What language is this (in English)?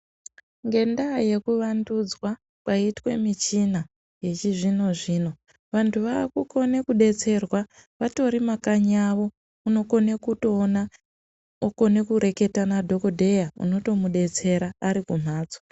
Ndau